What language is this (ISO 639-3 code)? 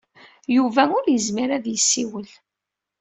kab